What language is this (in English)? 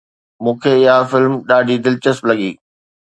Sindhi